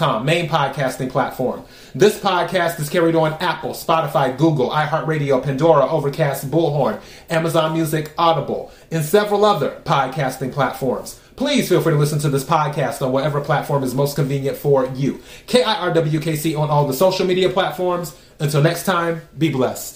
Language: English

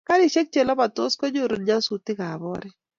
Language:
Kalenjin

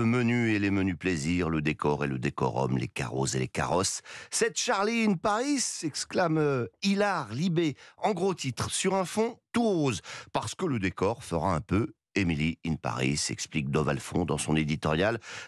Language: French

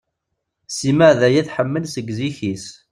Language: Kabyle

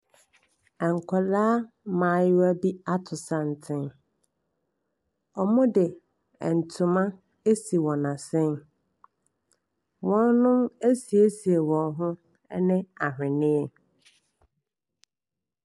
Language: Akan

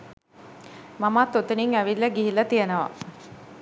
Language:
Sinhala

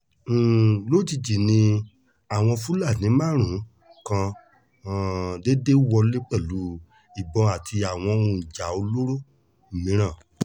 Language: Yoruba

